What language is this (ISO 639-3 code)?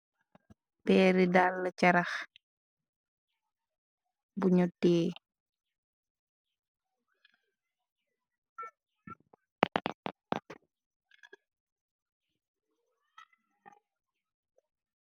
wol